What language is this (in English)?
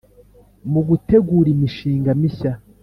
Kinyarwanda